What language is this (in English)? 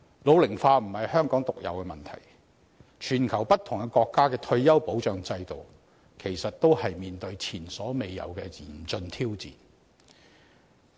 Cantonese